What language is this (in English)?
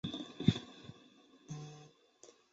Chinese